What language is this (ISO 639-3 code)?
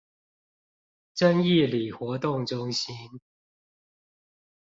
zho